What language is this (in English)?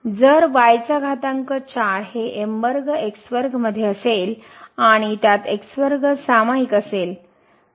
Marathi